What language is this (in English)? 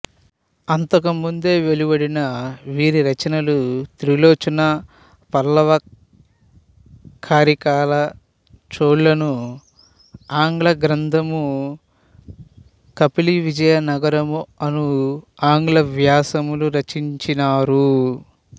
Telugu